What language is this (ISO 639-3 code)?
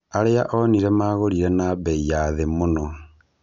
kik